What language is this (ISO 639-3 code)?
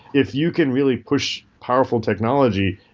eng